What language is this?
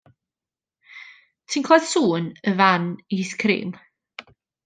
Welsh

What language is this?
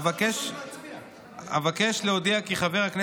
Hebrew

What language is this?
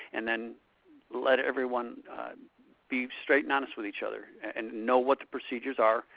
English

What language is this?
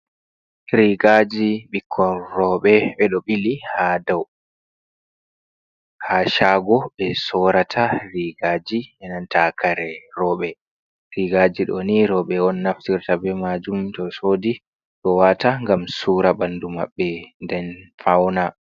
Fula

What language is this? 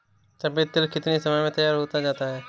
Hindi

